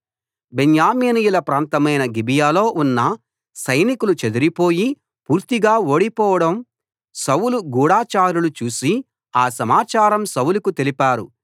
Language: Telugu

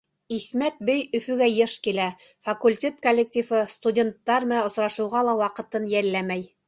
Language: Bashkir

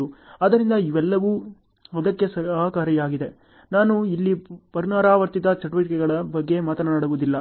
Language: Kannada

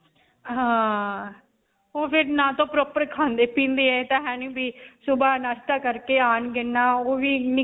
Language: Punjabi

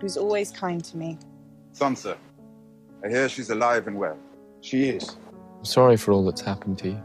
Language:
English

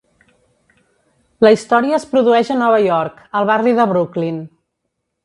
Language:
Catalan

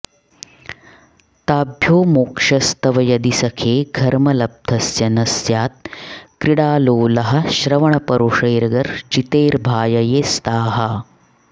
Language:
Sanskrit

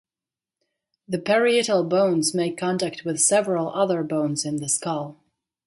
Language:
English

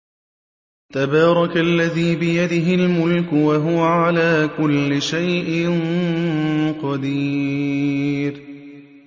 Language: Arabic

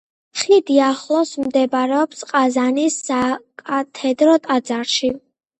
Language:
Georgian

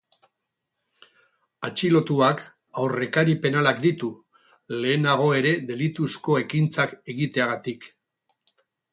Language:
Basque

